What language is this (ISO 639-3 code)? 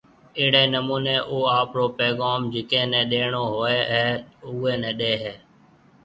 mve